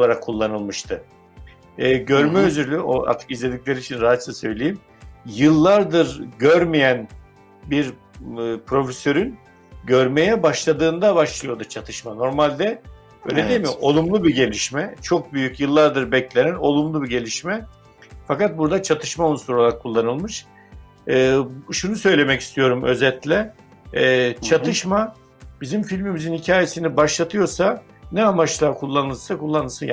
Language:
Turkish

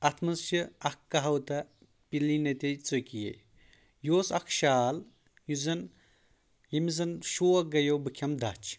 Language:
Kashmiri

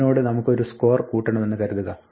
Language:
Malayalam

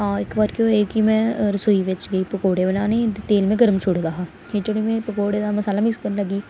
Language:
Dogri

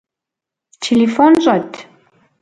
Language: Kabardian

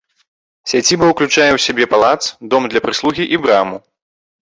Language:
Belarusian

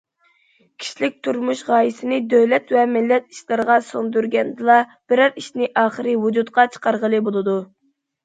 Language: Uyghur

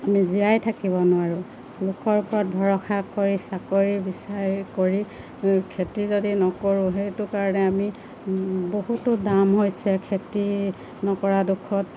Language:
Assamese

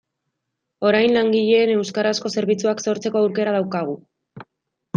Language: Basque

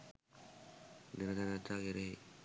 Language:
Sinhala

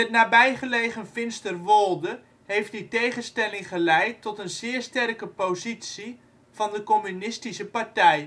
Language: Dutch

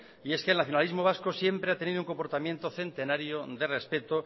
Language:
Spanish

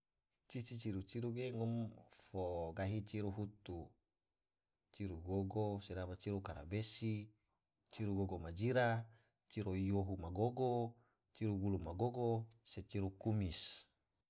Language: Tidore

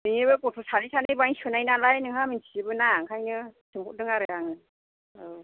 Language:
Bodo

